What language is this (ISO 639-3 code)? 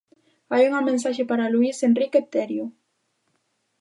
glg